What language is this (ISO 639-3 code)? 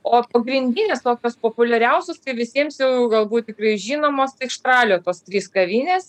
lit